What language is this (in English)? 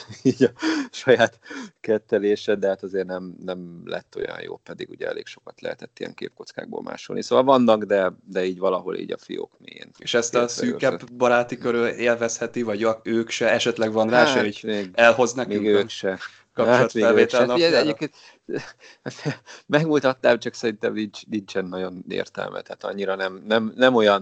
Hungarian